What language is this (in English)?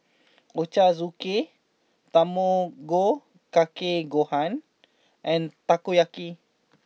English